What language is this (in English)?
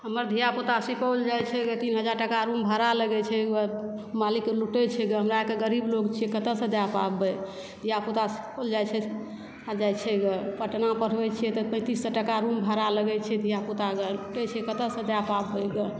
Maithili